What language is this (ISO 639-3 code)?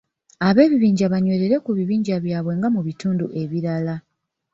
lug